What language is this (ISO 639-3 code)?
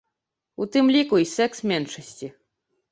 bel